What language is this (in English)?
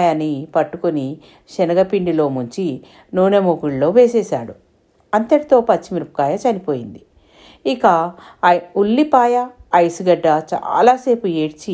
Telugu